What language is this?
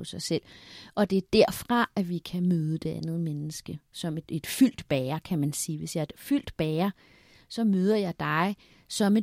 Danish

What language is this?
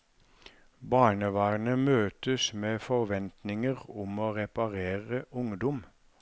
Norwegian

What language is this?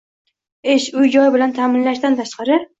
Uzbek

